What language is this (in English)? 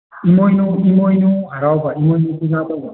Manipuri